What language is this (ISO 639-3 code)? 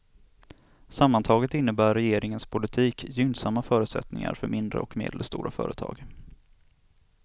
swe